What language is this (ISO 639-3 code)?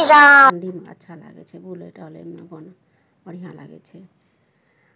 mai